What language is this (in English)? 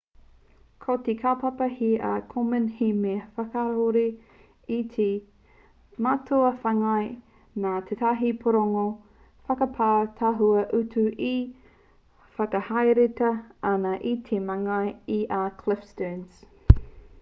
Māori